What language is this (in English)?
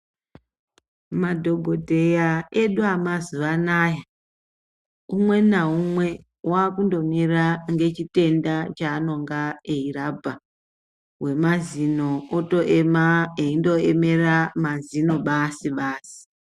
Ndau